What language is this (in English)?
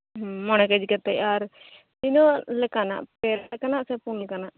Santali